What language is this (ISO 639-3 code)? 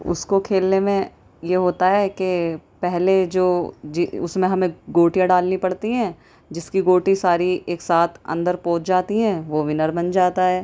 urd